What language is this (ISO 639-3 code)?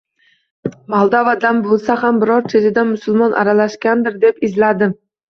uzb